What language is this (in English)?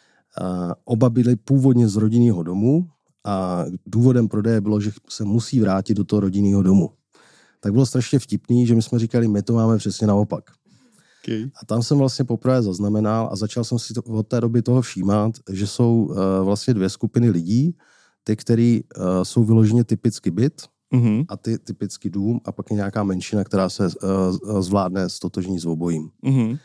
Czech